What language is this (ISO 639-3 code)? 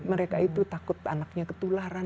ind